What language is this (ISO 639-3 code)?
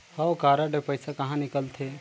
hne